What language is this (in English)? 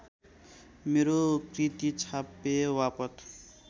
Nepali